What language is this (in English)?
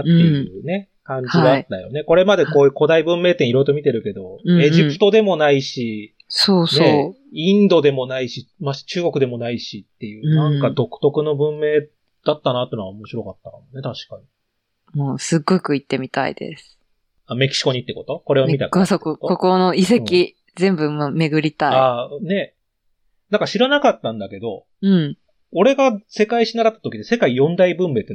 Japanese